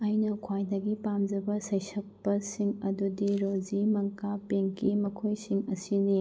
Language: Manipuri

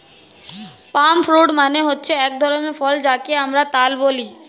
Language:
Bangla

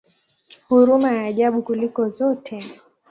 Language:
Swahili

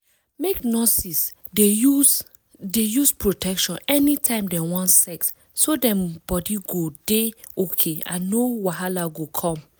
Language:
Nigerian Pidgin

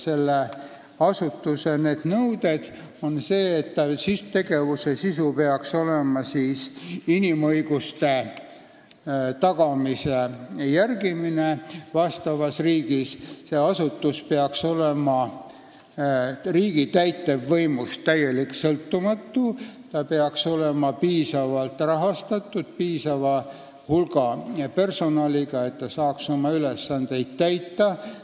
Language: Estonian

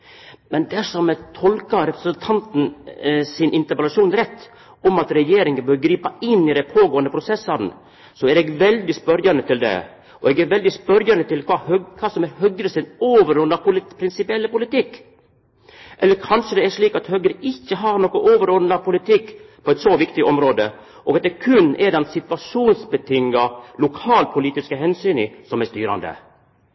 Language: Norwegian Nynorsk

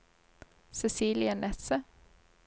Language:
Norwegian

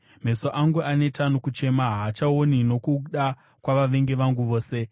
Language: Shona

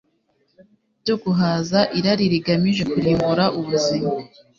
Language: Kinyarwanda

